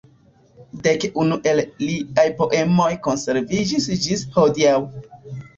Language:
Esperanto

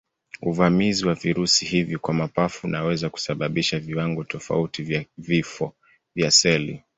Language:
Swahili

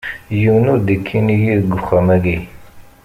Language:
Kabyle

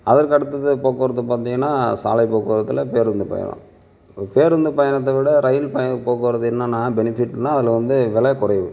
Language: Tamil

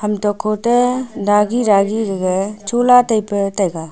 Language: Wancho Naga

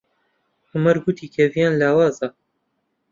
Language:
Central Kurdish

